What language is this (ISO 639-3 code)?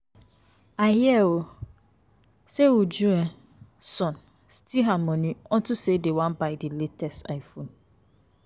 pcm